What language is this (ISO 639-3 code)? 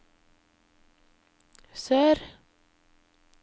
nor